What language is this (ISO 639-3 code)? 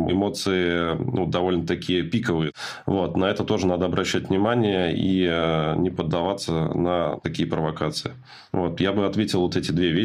rus